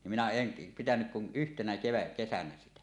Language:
Finnish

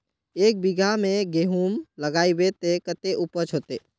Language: Magahi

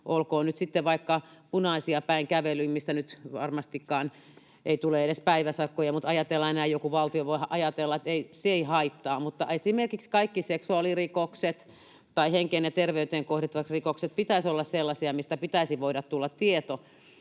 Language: Finnish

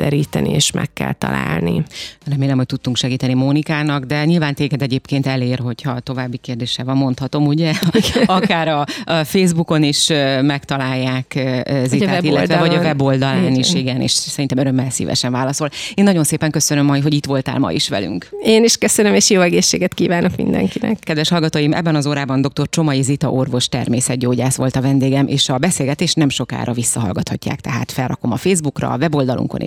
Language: Hungarian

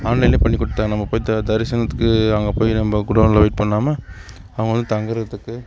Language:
Tamil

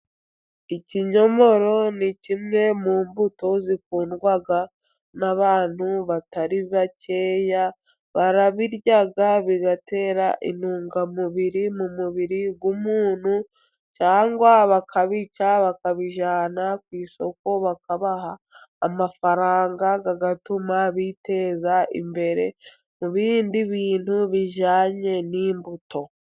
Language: Kinyarwanda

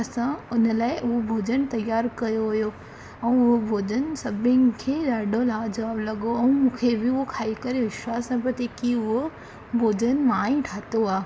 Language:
Sindhi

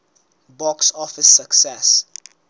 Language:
Southern Sotho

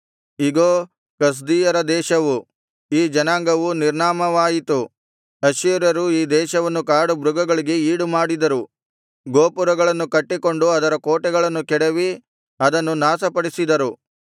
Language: Kannada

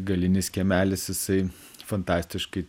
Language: Lithuanian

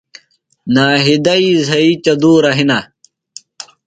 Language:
Phalura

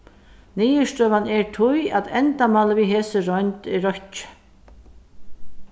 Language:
Faroese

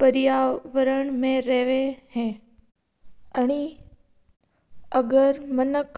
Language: Mewari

